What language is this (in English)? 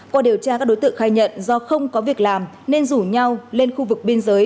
Vietnamese